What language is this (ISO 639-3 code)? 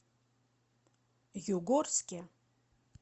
rus